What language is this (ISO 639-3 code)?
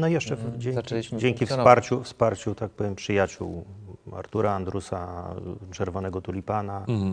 pol